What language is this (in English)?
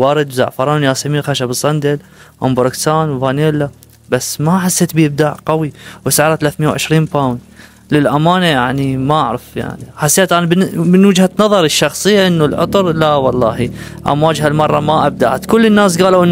Arabic